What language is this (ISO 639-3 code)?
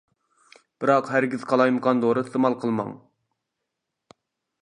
uig